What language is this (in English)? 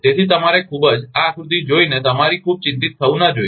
Gujarati